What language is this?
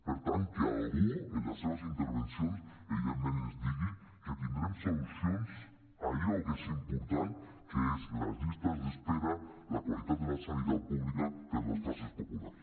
Catalan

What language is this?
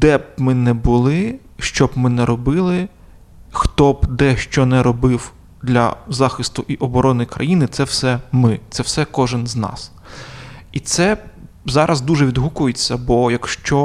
Ukrainian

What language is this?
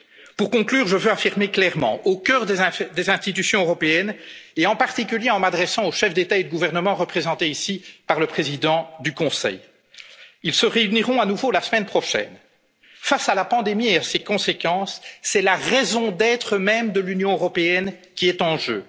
French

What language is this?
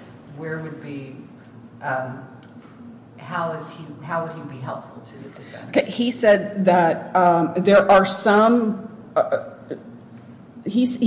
English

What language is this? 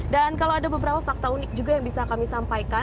Indonesian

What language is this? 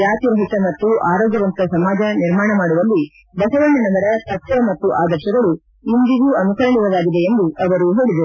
Kannada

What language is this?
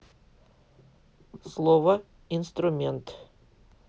Russian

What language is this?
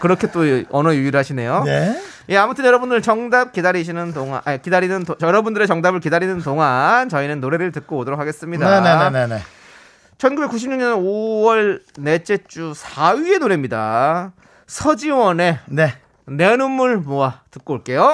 Korean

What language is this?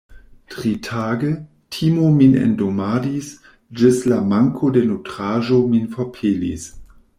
Esperanto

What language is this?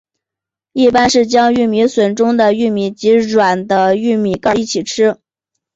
Chinese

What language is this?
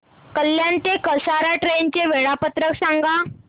Marathi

